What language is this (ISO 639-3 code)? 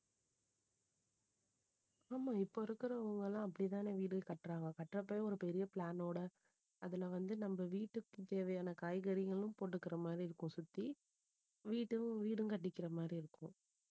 tam